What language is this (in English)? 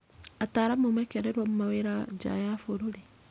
Kikuyu